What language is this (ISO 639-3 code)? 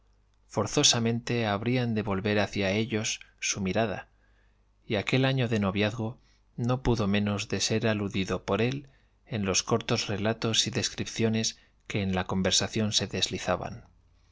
spa